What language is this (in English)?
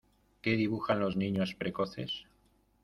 Spanish